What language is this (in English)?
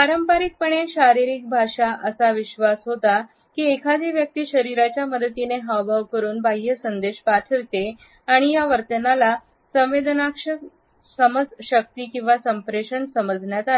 Marathi